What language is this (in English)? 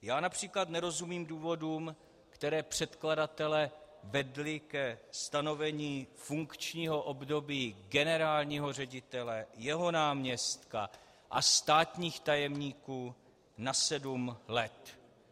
Czech